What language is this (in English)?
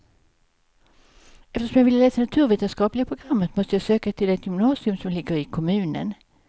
Swedish